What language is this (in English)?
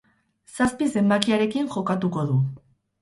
Basque